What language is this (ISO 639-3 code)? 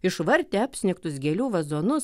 lit